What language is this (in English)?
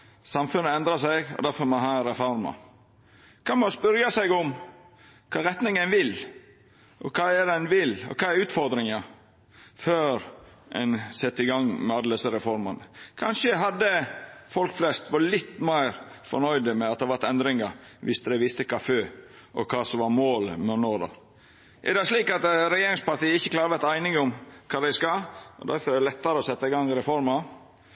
Norwegian Nynorsk